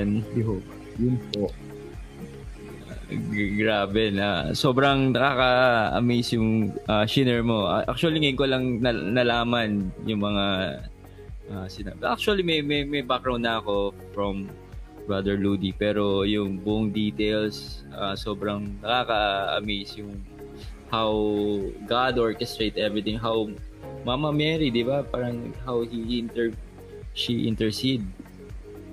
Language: Filipino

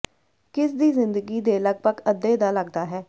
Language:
Punjabi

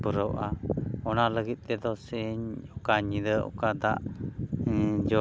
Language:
Santali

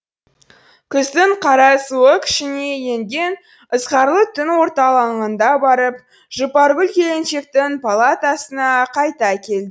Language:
Kazakh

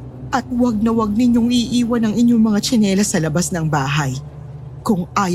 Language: Filipino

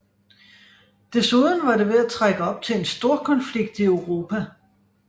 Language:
Danish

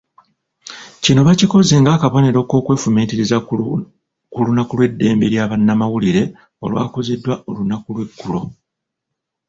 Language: Ganda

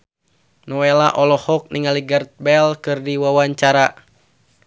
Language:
Sundanese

